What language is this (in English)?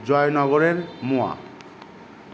Bangla